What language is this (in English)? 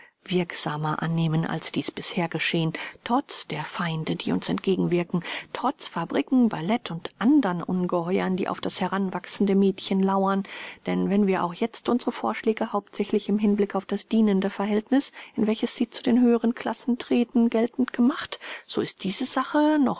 German